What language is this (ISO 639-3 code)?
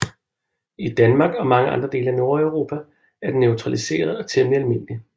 dan